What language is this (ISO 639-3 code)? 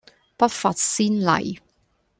yue